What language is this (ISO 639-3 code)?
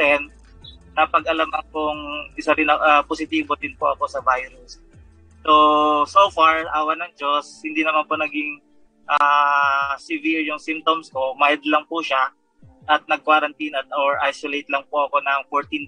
fil